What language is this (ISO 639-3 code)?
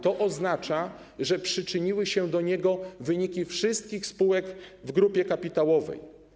pol